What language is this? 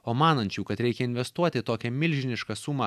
Lithuanian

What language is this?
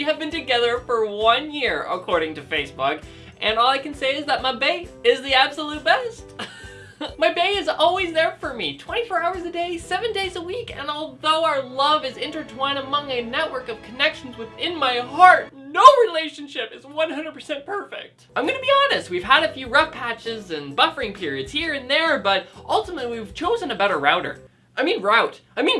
English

